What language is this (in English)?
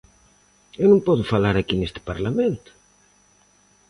Galician